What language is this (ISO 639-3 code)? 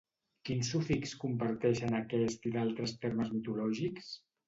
cat